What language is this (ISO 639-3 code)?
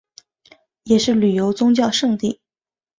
zho